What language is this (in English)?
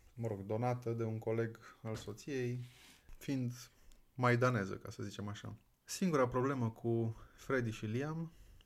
Romanian